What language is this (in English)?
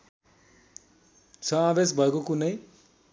Nepali